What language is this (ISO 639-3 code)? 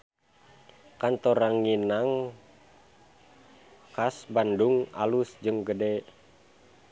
sun